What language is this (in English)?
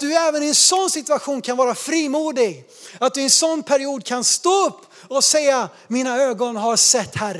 Swedish